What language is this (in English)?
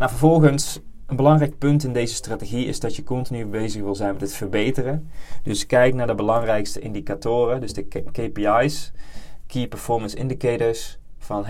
Dutch